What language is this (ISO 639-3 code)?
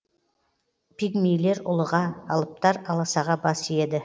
kaz